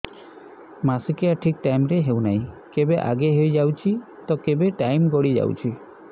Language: Odia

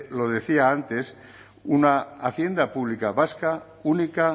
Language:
Spanish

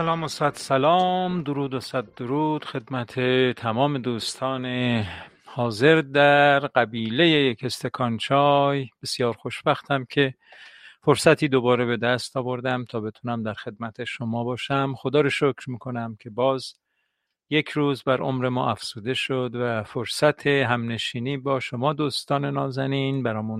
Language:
Persian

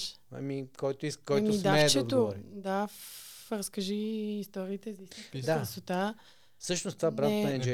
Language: Bulgarian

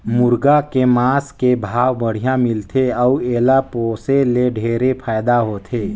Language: Chhattisgarhi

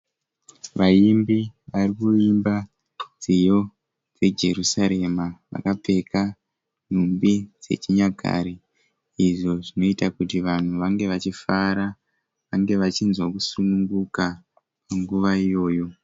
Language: Shona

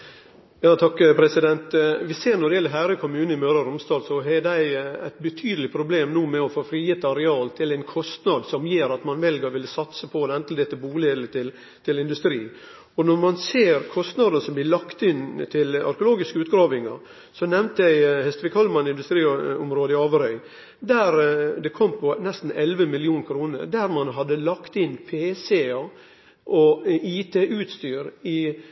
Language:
Norwegian Nynorsk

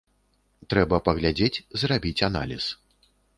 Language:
Belarusian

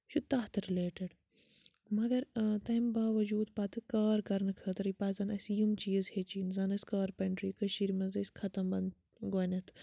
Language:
Kashmiri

